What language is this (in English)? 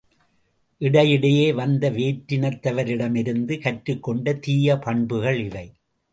Tamil